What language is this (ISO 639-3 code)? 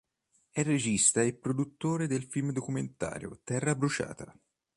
ita